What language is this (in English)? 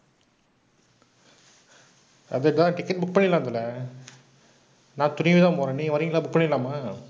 Tamil